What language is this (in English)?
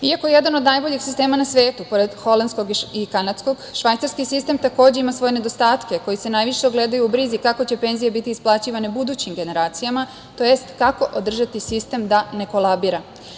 Serbian